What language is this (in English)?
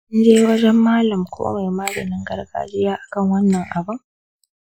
Hausa